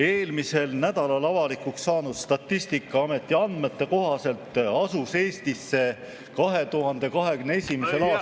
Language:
Estonian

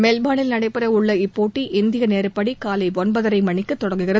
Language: Tamil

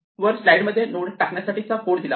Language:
Marathi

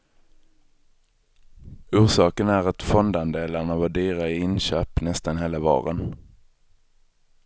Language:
Swedish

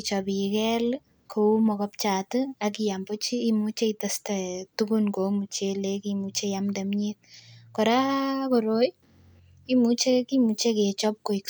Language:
Kalenjin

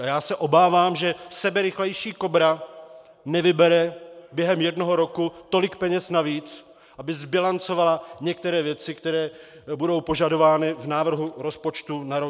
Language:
Czech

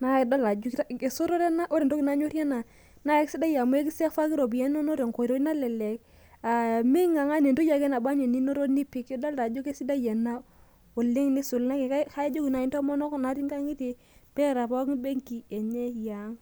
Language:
Masai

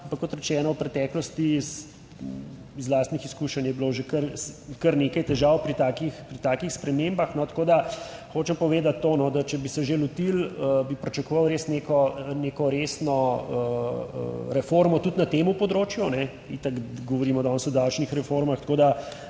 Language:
Slovenian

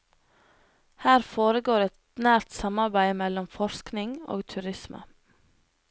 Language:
Norwegian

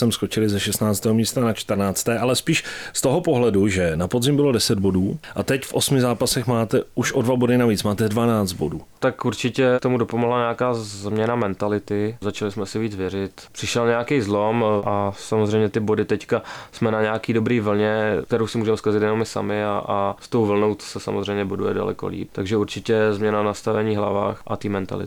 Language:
Czech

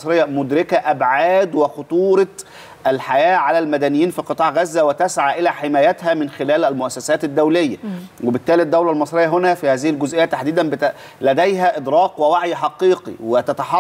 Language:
Arabic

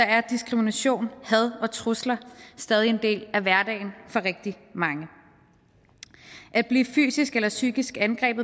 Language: Danish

